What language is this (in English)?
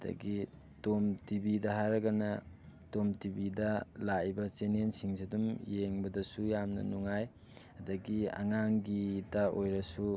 Manipuri